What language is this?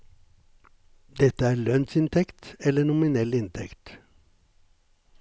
Norwegian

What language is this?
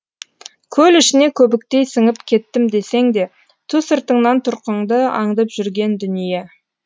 Kazakh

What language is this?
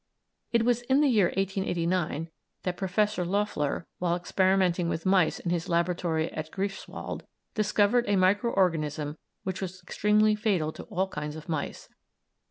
English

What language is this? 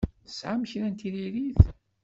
Kabyle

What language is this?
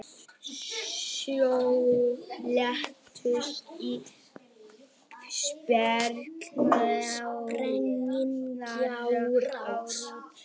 Icelandic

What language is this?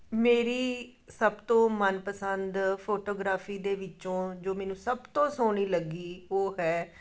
Punjabi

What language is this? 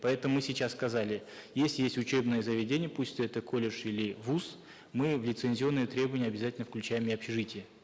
Kazakh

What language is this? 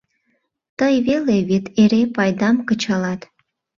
Mari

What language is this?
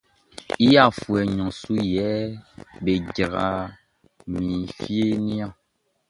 Baoulé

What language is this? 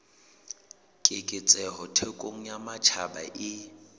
Southern Sotho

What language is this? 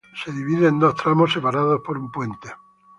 Spanish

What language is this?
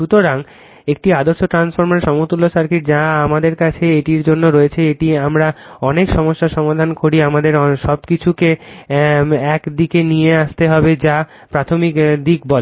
Bangla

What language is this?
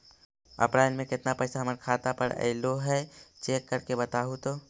Magahi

